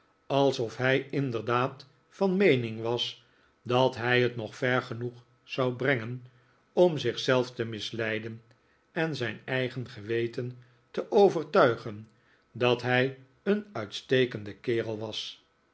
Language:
Dutch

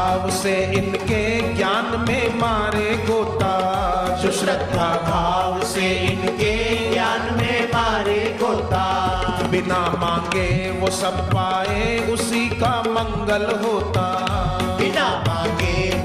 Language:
Hindi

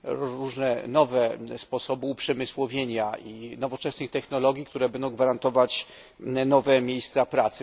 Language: Polish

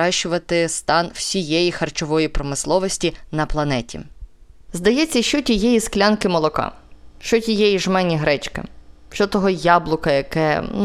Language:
Ukrainian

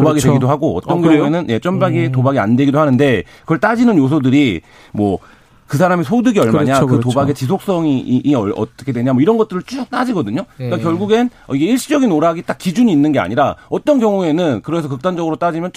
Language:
Korean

